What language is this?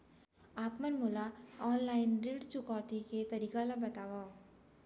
Chhattisgarhi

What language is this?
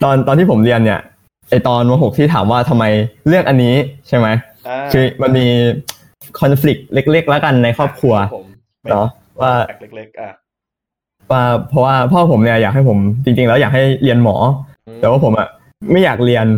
Thai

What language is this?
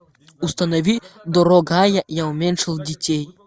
Russian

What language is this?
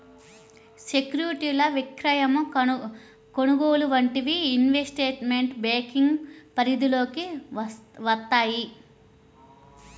Telugu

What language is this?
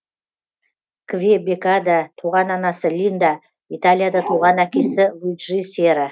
Kazakh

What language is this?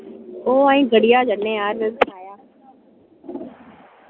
Dogri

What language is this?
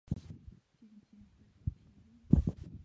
Chinese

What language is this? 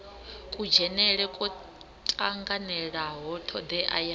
Venda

